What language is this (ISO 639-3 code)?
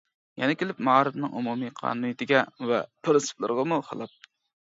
uig